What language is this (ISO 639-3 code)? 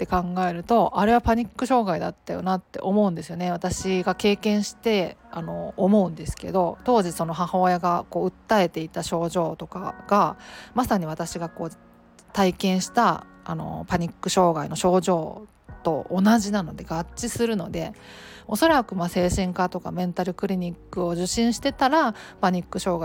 jpn